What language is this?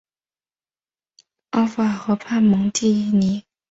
Chinese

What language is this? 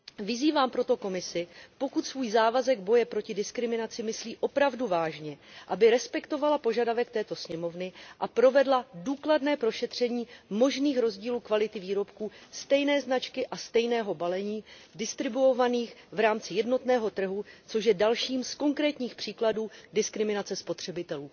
Czech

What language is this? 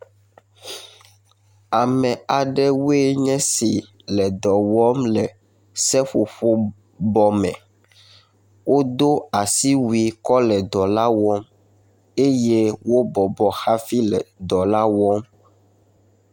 Ewe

